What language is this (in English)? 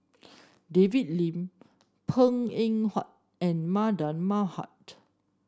English